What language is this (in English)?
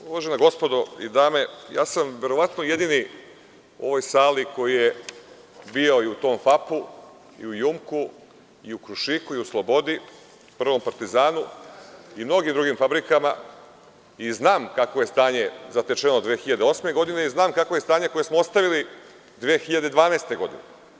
Serbian